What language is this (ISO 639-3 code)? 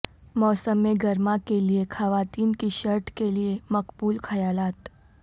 urd